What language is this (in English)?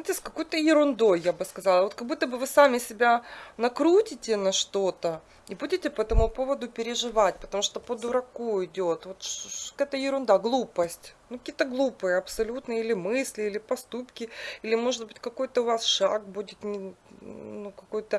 Russian